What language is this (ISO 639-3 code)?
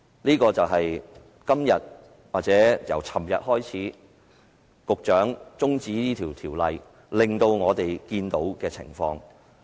yue